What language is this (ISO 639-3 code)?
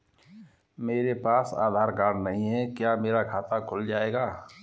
hin